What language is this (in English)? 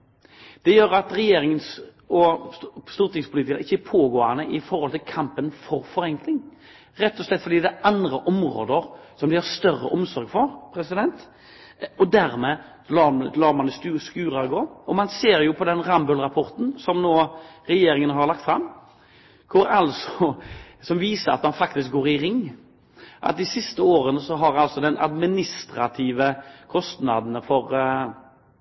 Norwegian Bokmål